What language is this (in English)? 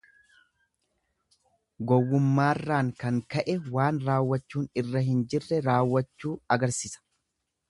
Oromo